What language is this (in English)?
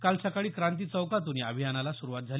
Marathi